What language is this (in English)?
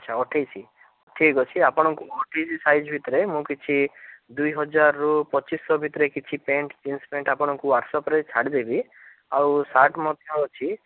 Odia